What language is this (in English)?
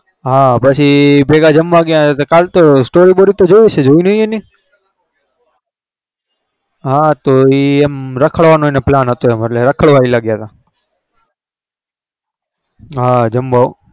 Gujarati